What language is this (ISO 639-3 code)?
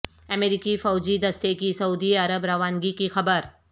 urd